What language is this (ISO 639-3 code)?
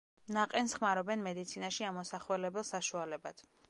kat